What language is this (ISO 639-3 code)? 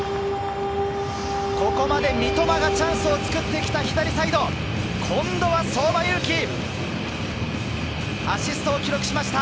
jpn